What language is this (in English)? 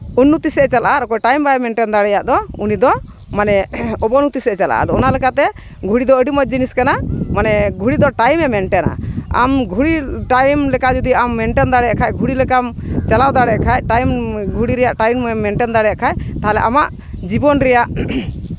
Santali